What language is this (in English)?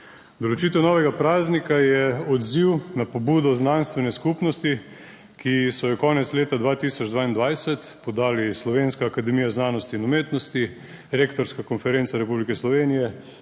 Slovenian